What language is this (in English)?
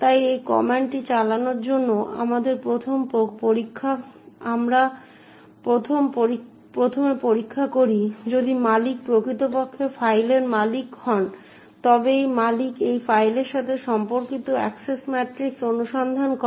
Bangla